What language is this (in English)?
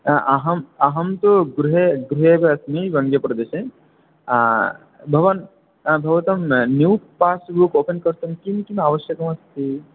Sanskrit